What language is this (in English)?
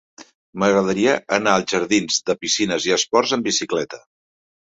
Catalan